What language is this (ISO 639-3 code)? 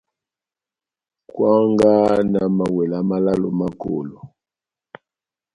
bnm